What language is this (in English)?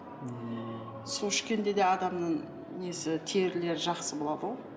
Kazakh